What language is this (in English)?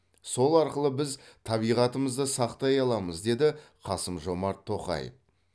Kazakh